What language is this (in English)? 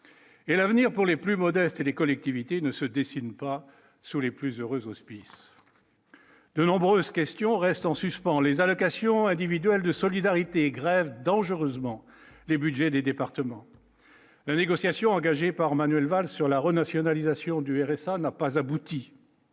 French